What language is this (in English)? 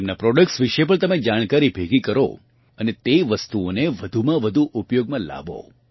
Gujarati